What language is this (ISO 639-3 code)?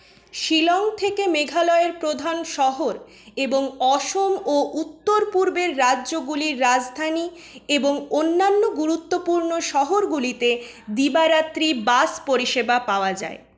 ben